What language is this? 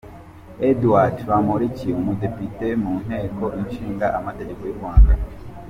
Kinyarwanda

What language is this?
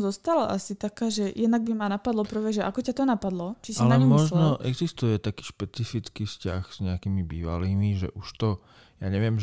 Slovak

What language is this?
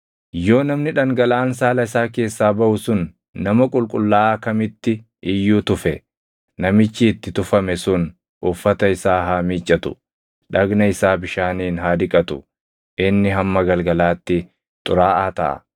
Oromo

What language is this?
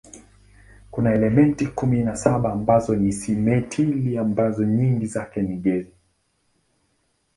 Swahili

